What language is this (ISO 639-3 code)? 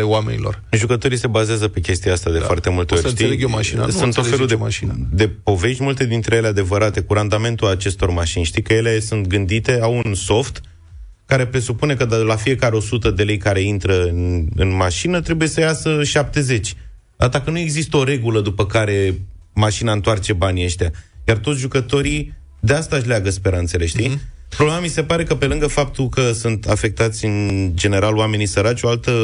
ron